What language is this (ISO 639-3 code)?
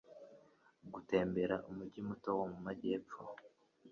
kin